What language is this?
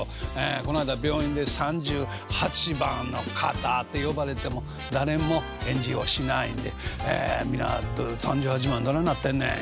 Japanese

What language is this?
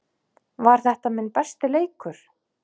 Icelandic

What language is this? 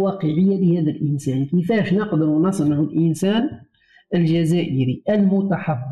Arabic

